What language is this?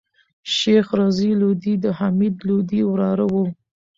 Pashto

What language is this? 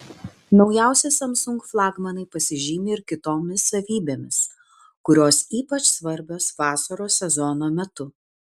Lithuanian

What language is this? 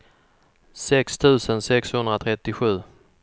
Swedish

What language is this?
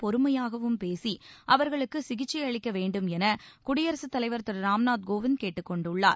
Tamil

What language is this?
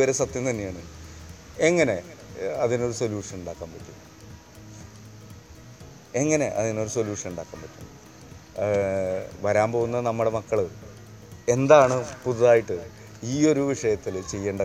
Malayalam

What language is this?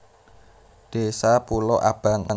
Javanese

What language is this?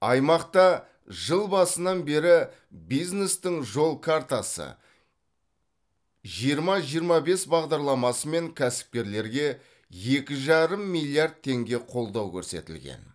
Kazakh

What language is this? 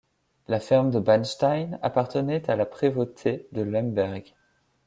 French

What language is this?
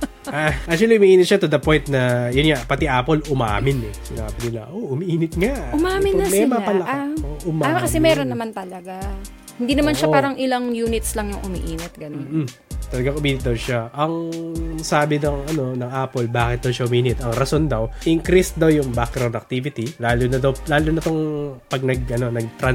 Filipino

